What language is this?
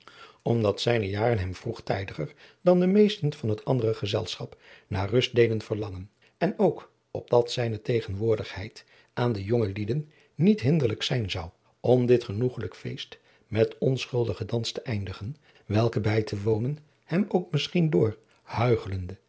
Dutch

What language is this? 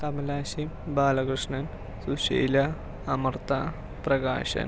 Malayalam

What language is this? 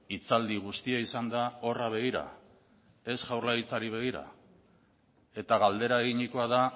Basque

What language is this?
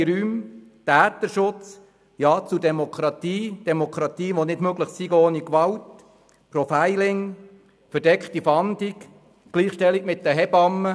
Swiss German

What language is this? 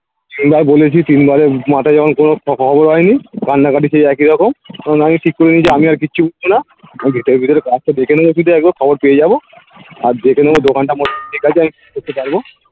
Bangla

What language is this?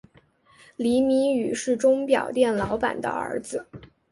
Chinese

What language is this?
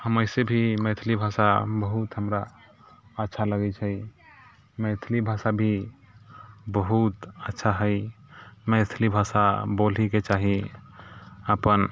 Maithili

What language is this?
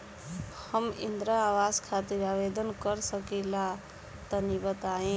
Bhojpuri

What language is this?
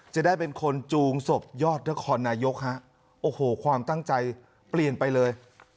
Thai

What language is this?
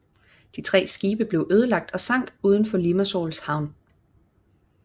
Danish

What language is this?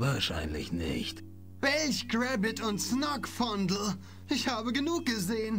German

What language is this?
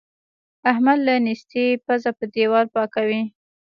Pashto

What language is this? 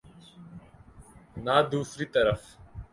Urdu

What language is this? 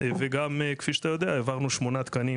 Hebrew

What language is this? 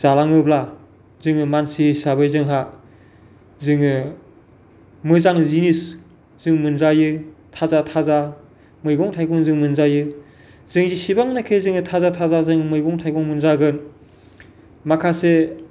Bodo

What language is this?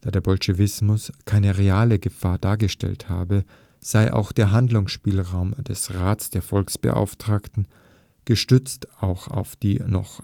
German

